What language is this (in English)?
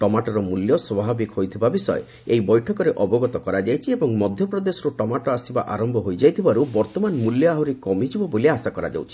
Odia